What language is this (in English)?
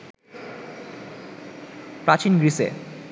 Bangla